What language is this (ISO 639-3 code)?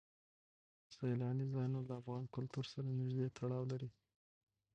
pus